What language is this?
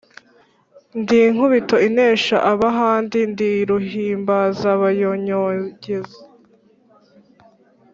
Kinyarwanda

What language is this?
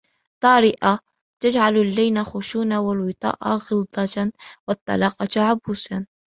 Arabic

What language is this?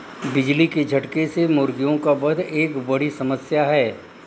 Hindi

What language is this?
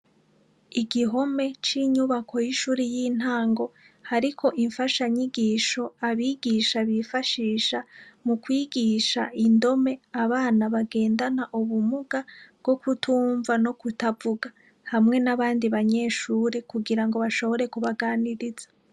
Rundi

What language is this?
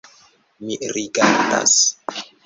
Esperanto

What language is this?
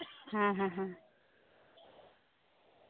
Santali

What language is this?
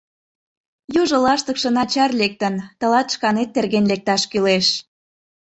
Mari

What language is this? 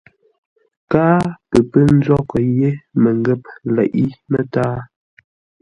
Ngombale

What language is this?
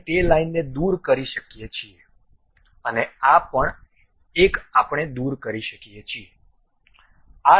Gujarati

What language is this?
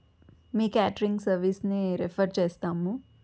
Telugu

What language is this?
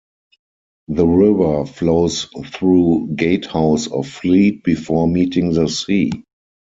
English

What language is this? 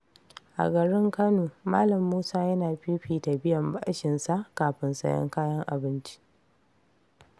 Hausa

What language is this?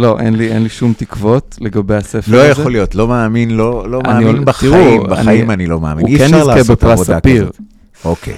Hebrew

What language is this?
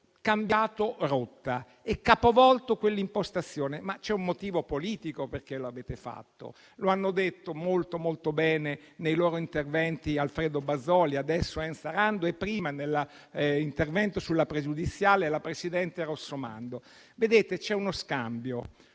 Italian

